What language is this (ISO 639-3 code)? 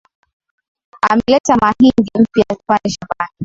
swa